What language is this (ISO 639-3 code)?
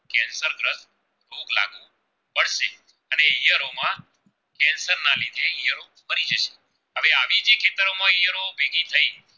guj